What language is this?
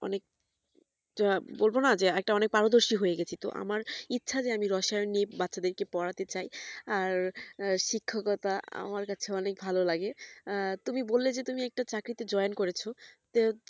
Bangla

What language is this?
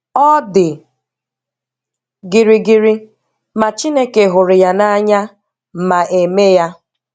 Igbo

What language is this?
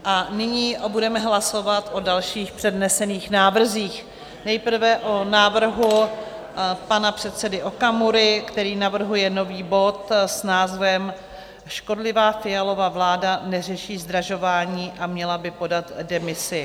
Czech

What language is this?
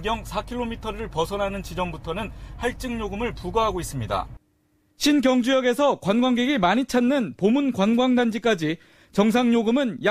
Korean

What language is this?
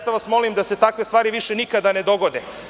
Serbian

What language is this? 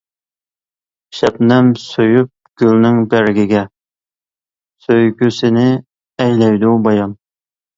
Uyghur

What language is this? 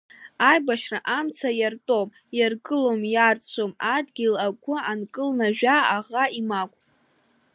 Abkhazian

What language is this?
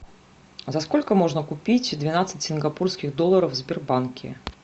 Russian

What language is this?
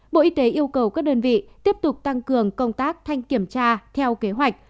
Vietnamese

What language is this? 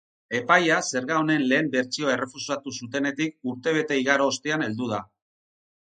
Basque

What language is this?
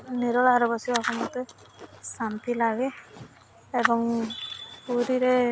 Odia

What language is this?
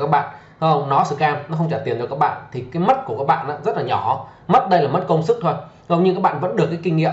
Vietnamese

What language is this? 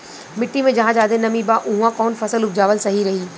Bhojpuri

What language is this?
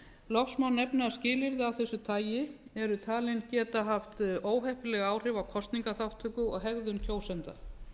Icelandic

